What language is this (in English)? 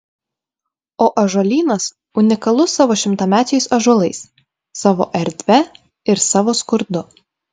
Lithuanian